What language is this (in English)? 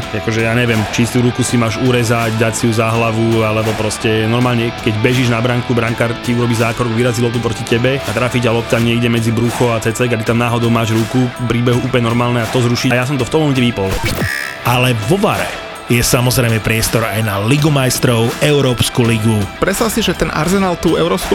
Slovak